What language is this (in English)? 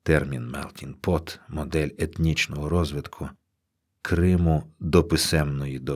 Ukrainian